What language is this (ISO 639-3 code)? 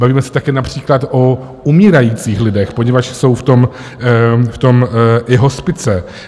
ces